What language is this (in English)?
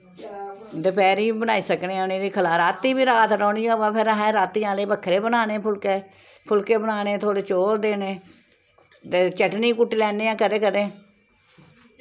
Dogri